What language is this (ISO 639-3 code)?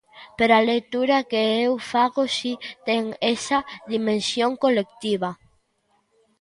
glg